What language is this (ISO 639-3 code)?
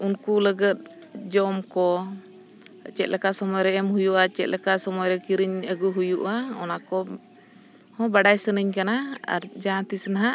sat